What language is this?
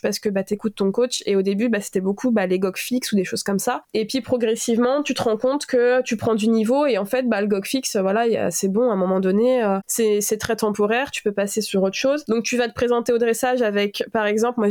French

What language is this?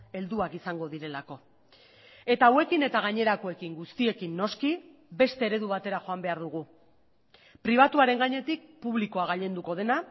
Basque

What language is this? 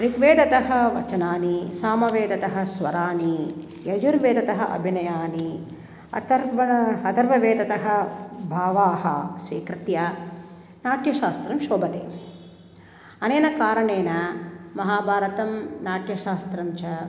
Sanskrit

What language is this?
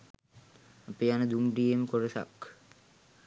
Sinhala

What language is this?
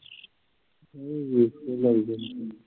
Punjabi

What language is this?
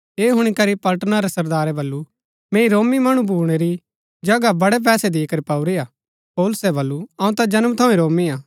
Gaddi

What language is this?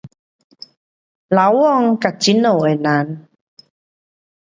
Pu-Xian Chinese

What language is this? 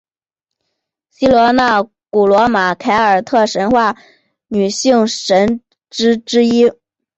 Chinese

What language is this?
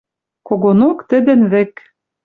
Western Mari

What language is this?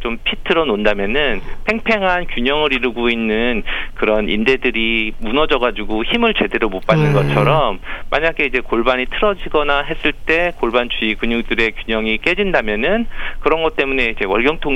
Korean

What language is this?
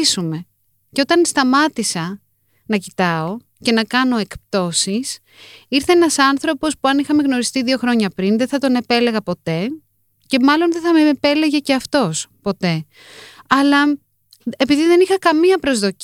Greek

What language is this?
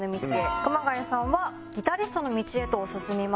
Japanese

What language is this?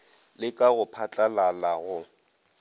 Northern Sotho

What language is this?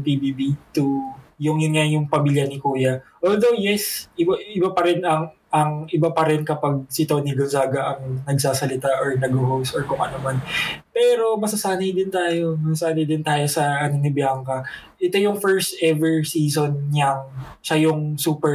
Filipino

